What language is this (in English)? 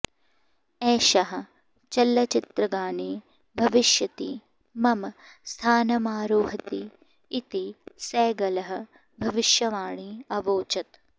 Sanskrit